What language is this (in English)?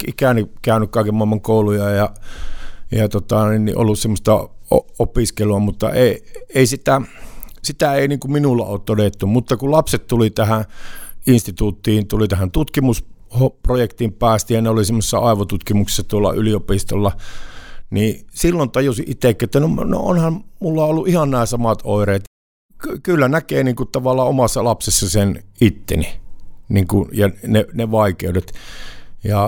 Finnish